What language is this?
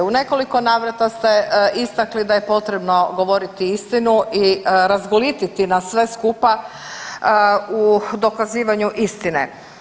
Croatian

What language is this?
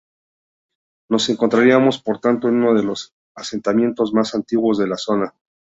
Spanish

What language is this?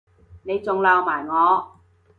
Cantonese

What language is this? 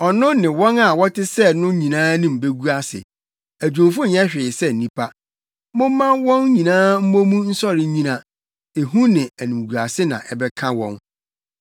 Akan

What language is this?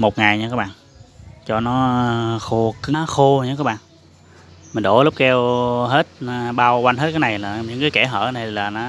Vietnamese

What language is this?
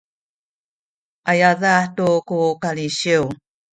Sakizaya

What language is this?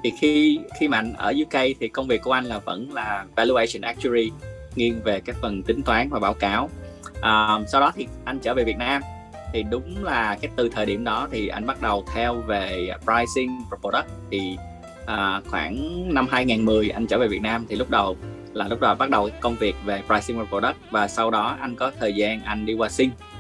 Vietnamese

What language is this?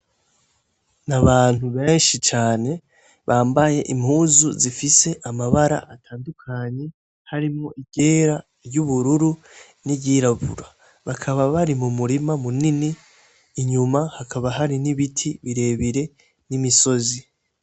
Rundi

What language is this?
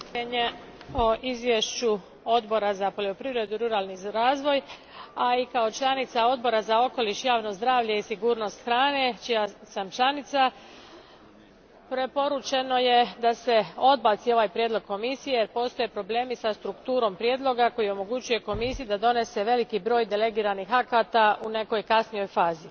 Croatian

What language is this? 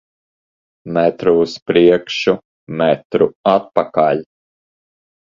Latvian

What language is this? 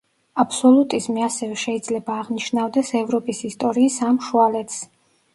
Georgian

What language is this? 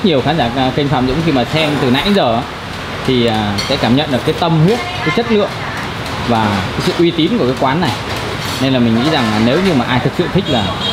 Vietnamese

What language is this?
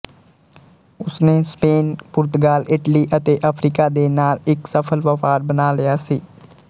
Punjabi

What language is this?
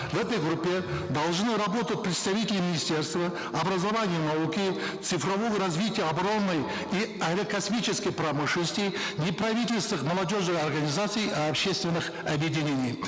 Kazakh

